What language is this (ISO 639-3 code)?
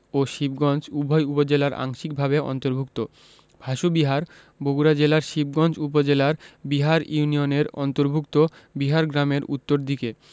ben